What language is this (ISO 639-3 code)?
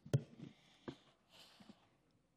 heb